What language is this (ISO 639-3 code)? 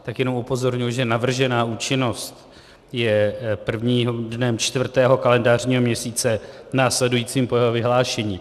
ces